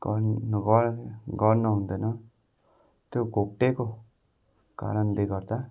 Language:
Nepali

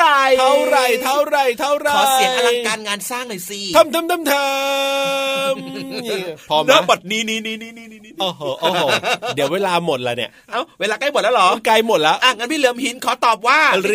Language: Thai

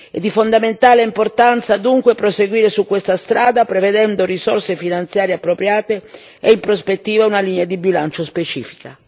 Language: Italian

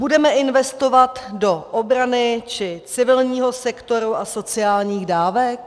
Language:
Czech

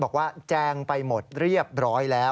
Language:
Thai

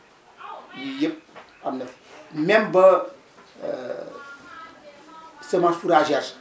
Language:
Wolof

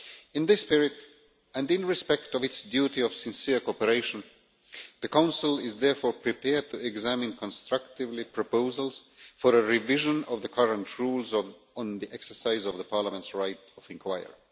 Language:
English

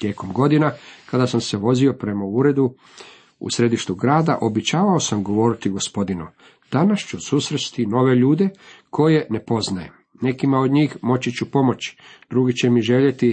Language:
Croatian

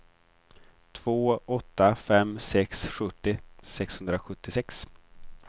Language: Swedish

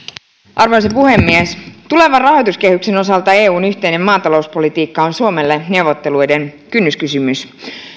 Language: Finnish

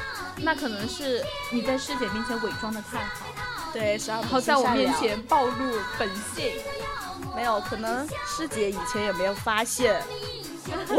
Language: Chinese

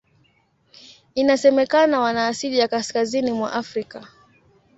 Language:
Swahili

